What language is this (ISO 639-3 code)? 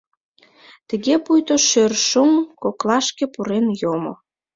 chm